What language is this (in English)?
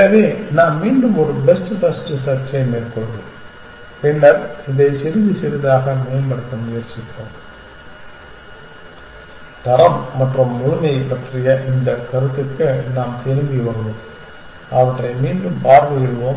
Tamil